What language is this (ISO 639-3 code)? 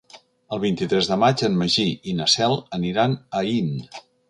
cat